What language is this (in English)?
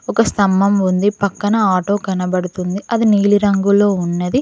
Telugu